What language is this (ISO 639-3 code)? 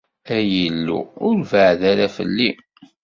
kab